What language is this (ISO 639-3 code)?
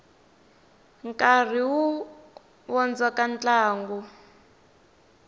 tso